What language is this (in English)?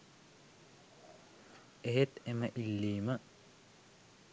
Sinhala